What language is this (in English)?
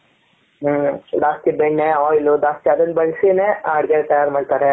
Kannada